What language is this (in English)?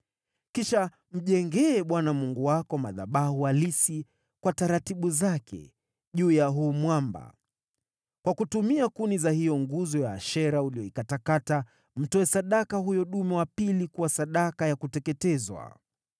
Swahili